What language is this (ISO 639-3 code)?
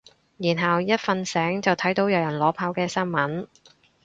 yue